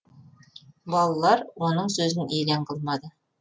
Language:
Kazakh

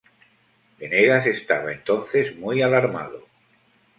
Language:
Spanish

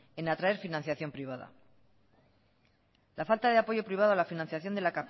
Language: Spanish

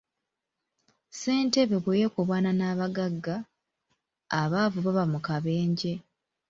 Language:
Ganda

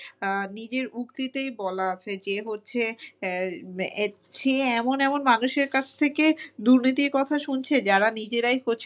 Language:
Bangla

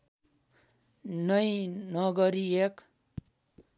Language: Nepali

